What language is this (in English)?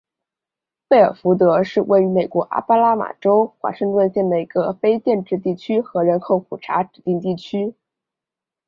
Chinese